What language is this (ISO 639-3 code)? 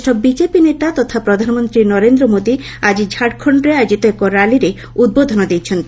ori